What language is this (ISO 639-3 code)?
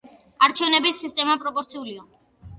kat